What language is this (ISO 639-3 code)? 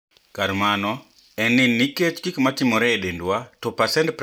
luo